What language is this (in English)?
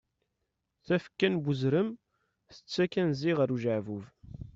Kabyle